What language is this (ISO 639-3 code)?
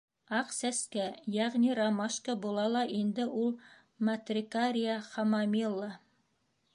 bak